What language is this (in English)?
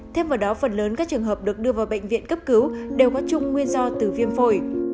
Vietnamese